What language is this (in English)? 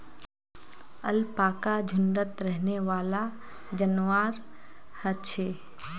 Magahi